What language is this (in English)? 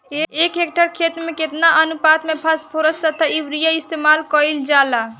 Bhojpuri